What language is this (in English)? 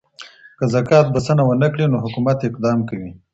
Pashto